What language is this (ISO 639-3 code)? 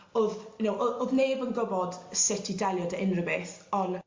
cym